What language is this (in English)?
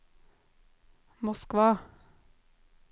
Norwegian